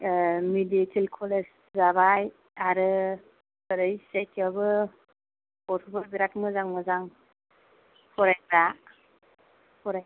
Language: Bodo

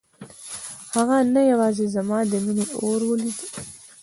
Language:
Pashto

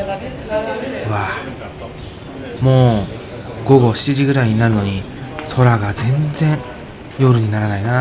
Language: Japanese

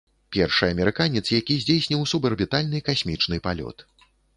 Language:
Belarusian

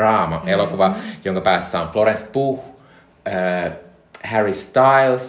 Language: Finnish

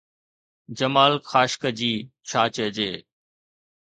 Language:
Sindhi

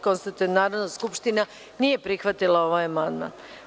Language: Serbian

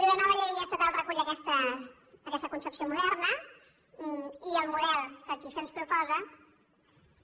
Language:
Catalan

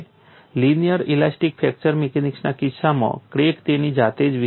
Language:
Gujarati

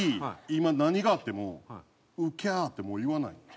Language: Japanese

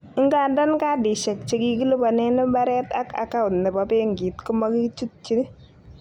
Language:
Kalenjin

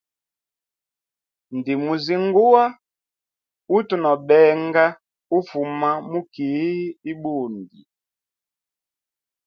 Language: Hemba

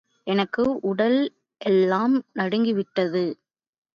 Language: Tamil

